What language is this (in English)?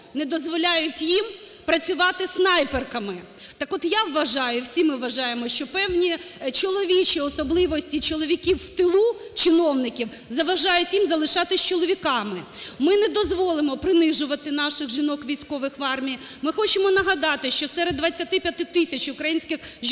Ukrainian